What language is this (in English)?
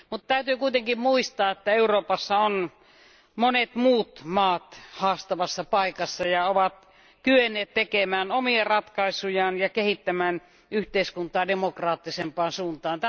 Finnish